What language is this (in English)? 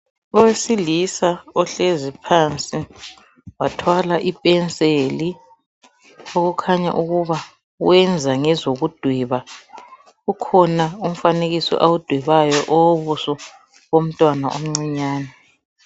North Ndebele